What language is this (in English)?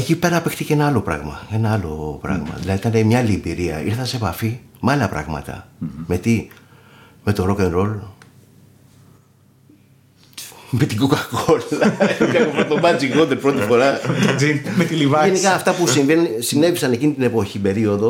Greek